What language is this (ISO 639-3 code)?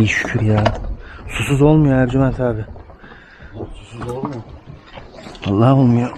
tur